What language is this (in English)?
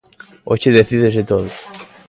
Galician